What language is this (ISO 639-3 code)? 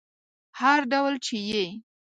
pus